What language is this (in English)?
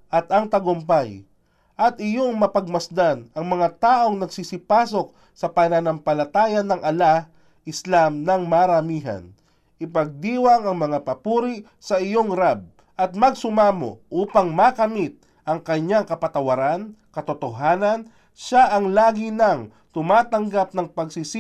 Filipino